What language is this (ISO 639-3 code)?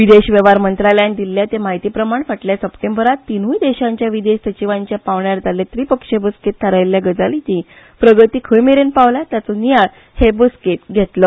kok